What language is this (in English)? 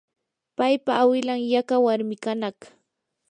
Yanahuanca Pasco Quechua